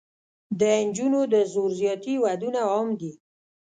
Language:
Pashto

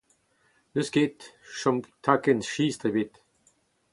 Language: Breton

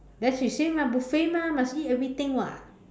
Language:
English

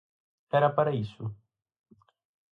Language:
Galician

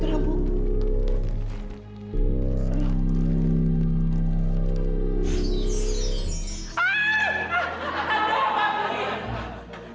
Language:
Indonesian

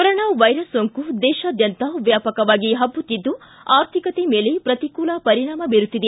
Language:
Kannada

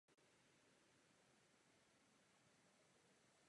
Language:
Czech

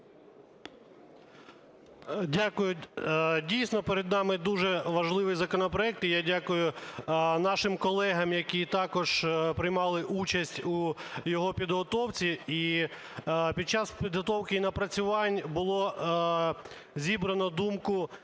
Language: Ukrainian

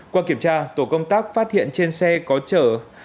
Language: Vietnamese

